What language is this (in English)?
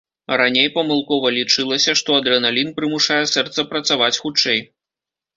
Belarusian